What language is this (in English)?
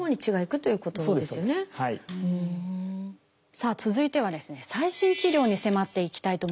Japanese